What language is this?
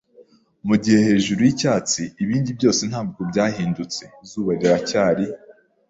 Kinyarwanda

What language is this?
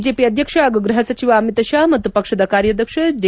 Kannada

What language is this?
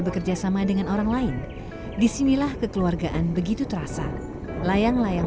Indonesian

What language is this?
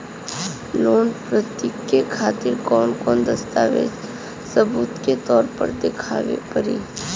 Bhojpuri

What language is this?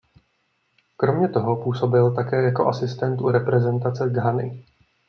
Czech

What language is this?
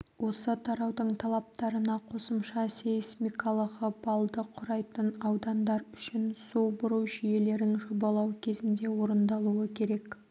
Kazakh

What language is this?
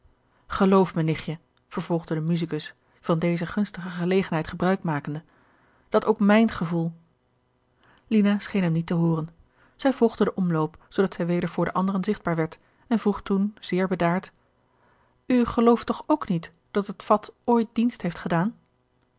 Dutch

